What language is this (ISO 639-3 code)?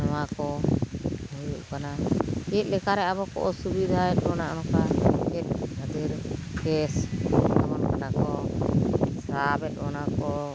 sat